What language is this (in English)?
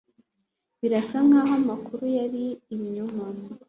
Kinyarwanda